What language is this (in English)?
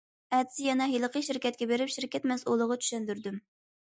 Uyghur